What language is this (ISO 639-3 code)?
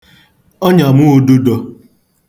ibo